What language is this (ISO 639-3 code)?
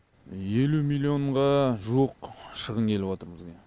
kaz